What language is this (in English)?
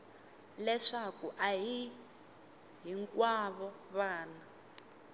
Tsonga